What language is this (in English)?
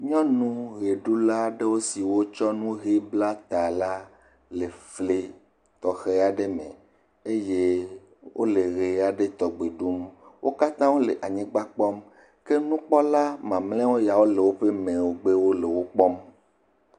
Ewe